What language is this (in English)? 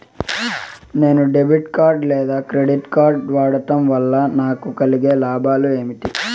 Telugu